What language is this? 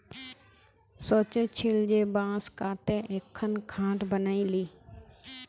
Magahi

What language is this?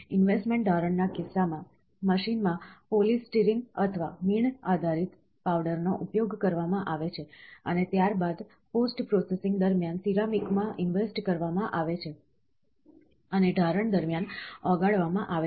Gujarati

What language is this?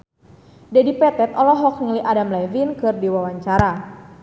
Sundanese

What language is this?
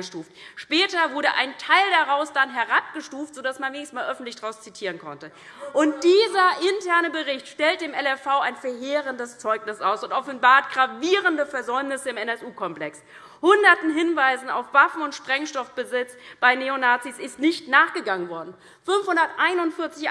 German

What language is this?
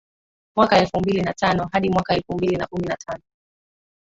Swahili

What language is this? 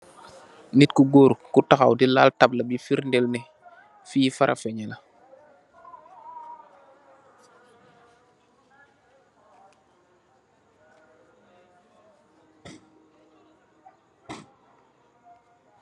Wolof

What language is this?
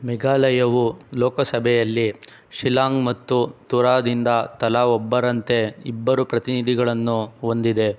Kannada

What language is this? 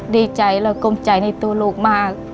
Thai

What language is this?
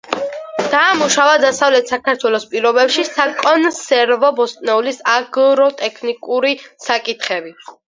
Georgian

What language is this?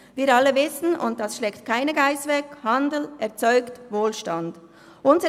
Swiss German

